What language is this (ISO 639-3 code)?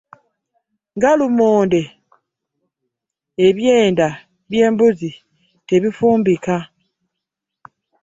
lug